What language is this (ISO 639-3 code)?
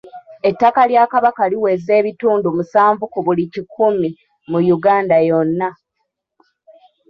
lug